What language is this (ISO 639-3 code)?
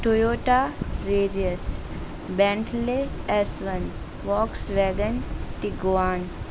urd